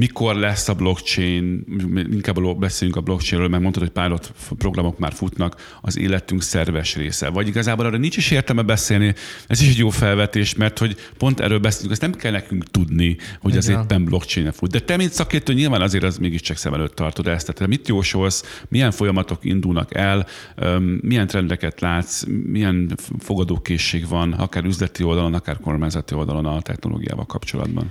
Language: Hungarian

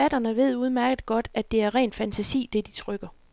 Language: Danish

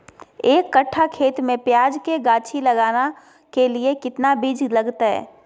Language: Magahi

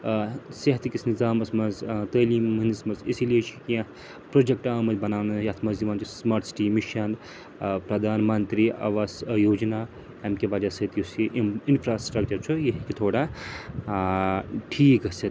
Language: Kashmiri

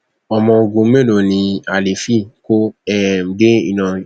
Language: Yoruba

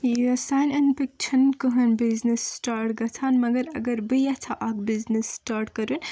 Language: Kashmiri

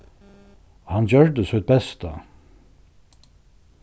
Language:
Faroese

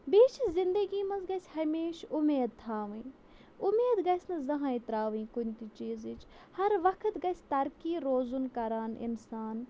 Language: Kashmiri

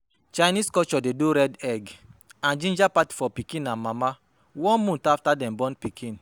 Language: Nigerian Pidgin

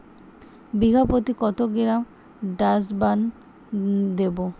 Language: Bangla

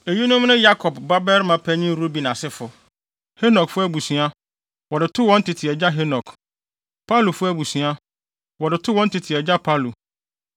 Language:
Akan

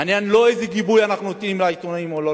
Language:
Hebrew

